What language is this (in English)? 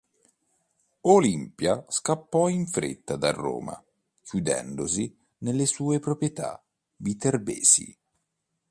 Italian